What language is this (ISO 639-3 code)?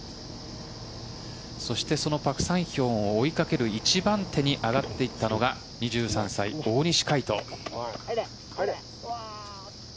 jpn